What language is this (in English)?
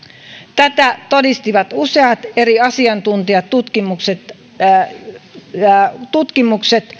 Finnish